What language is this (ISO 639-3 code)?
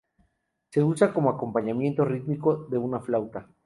spa